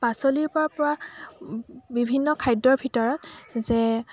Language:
Assamese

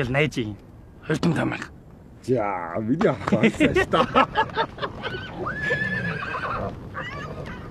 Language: Korean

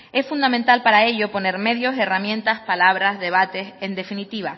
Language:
Spanish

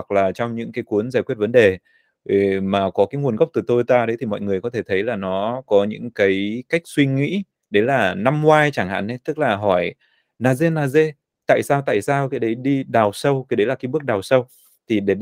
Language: Vietnamese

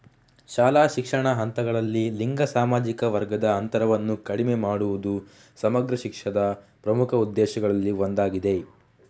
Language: Kannada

